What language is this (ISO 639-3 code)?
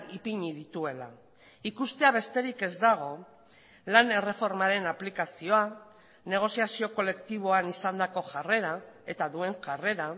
eus